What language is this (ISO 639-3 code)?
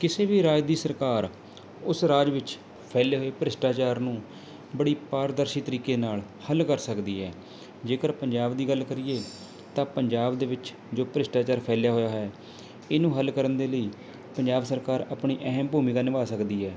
pan